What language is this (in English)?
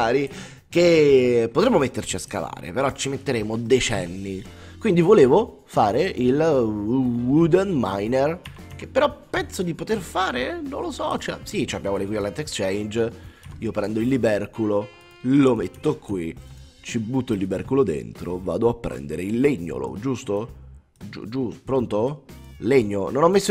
Italian